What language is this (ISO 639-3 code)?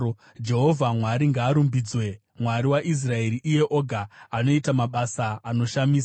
sna